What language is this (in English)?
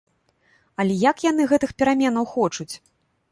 Belarusian